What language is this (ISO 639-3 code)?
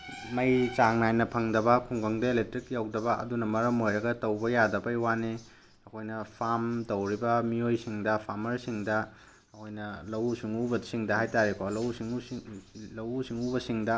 mni